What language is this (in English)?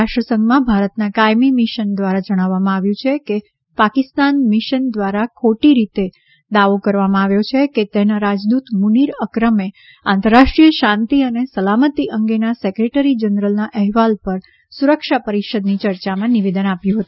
Gujarati